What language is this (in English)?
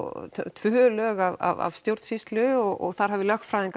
Icelandic